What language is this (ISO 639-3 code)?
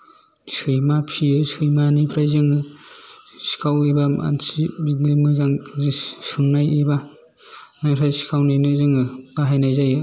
brx